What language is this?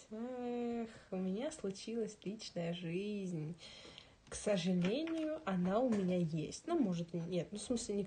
Russian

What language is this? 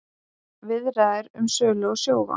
Icelandic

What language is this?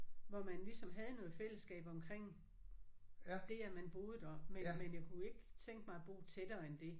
Danish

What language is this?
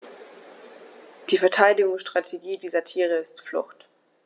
German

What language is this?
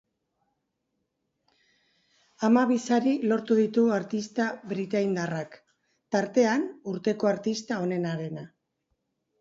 Basque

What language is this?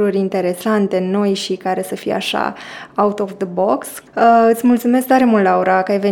Romanian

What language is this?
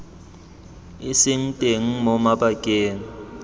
Tswana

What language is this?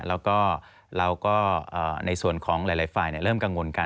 Thai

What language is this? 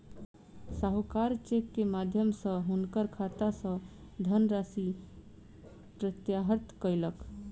Maithili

